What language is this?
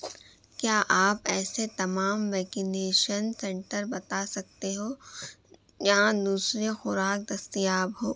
Urdu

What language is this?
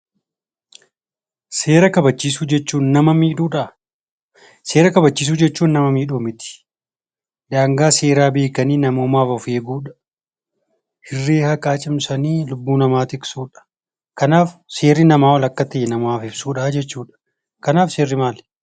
Oromo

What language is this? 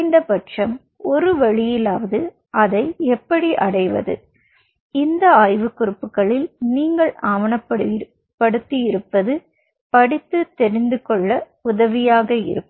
Tamil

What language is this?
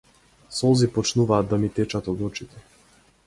Macedonian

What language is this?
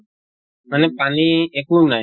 Assamese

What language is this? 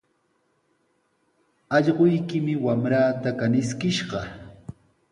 Sihuas Ancash Quechua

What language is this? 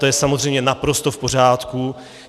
Czech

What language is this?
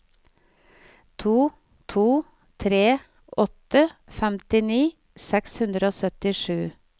Norwegian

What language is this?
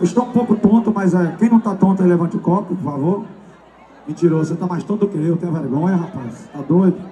Portuguese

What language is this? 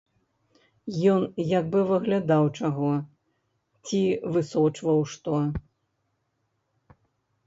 Belarusian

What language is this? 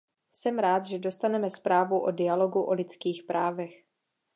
Czech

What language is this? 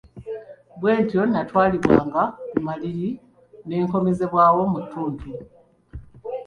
Ganda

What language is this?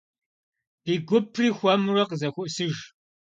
Kabardian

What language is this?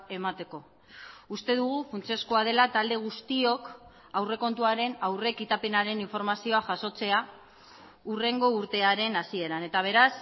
Basque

